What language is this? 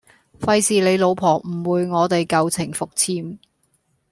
Cantonese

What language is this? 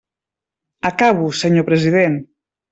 Catalan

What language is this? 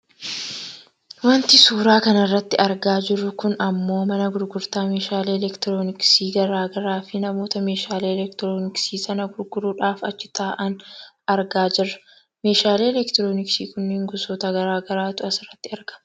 Oromo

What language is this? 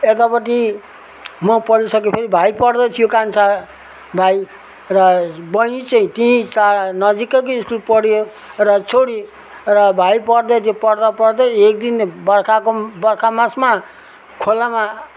Nepali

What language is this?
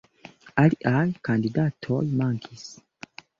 Esperanto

